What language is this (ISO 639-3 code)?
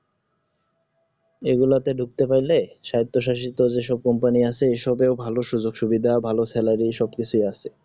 ben